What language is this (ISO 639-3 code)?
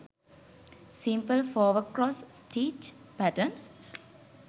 sin